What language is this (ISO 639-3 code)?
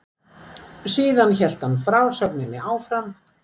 isl